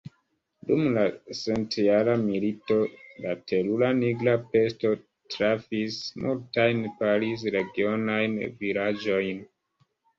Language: Esperanto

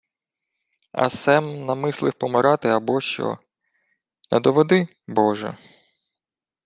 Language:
Ukrainian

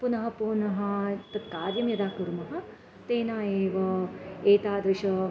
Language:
Sanskrit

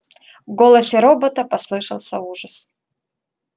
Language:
Russian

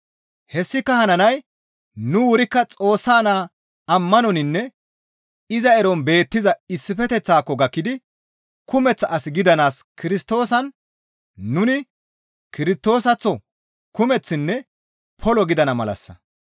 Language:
Gamo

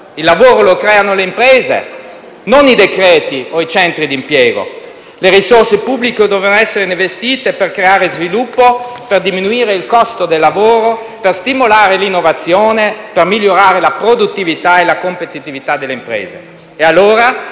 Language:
Italian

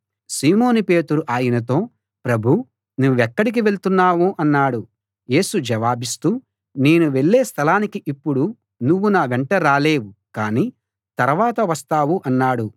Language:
Telugu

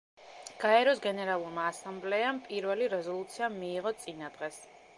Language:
Georgian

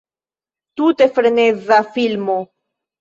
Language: Esperanto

